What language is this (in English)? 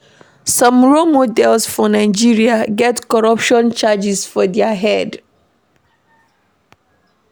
Nigerian Pidgin